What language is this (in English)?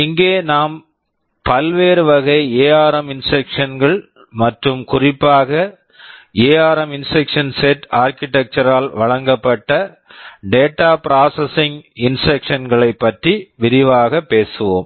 Tamil